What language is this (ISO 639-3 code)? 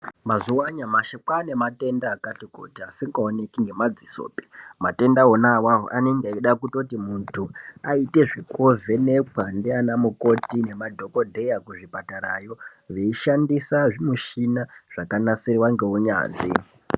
ndc